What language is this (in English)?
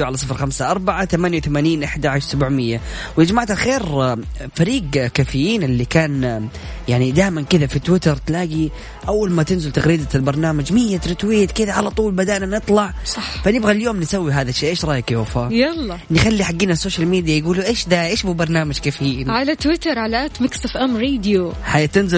Arabic